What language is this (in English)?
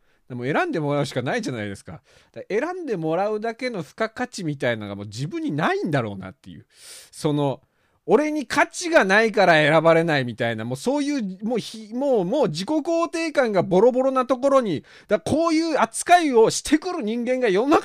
Japanese